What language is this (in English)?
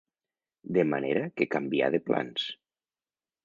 Catalan